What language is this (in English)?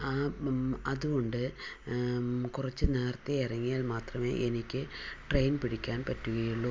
Malayalam